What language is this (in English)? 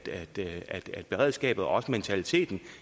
Danish